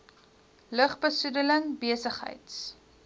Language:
Afrikaans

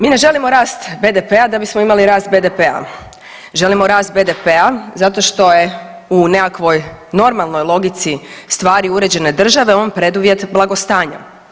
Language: Croatian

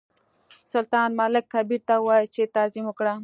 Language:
Pashto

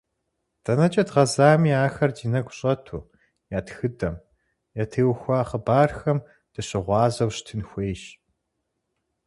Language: Kabardian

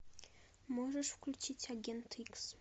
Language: Russian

